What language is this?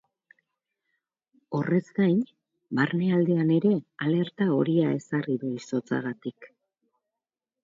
Basque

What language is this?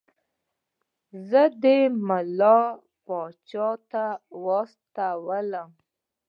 Pashto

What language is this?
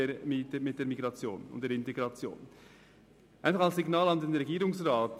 Swiss German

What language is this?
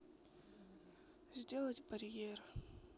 Russian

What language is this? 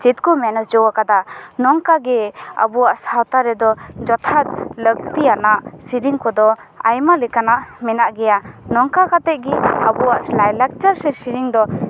Santali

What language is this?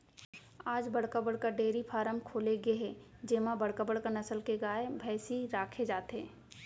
Chhattisgarhi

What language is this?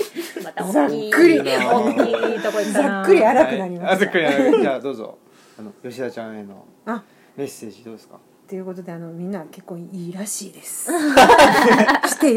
Japanese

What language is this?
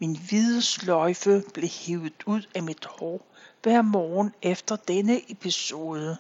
Danish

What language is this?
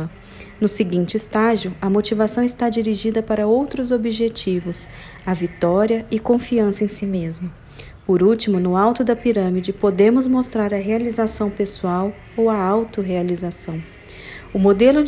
Portuguese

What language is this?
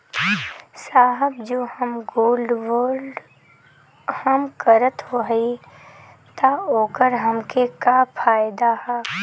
Bhojpuri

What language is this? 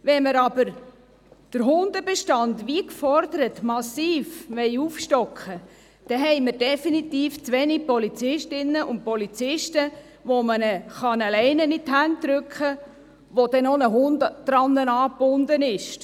Swiss German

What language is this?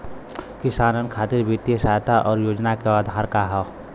Bhojpuri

